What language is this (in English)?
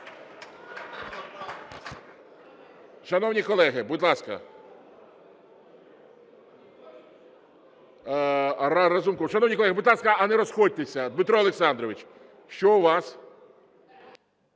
Ukrainian